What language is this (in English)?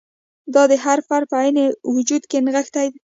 Pashto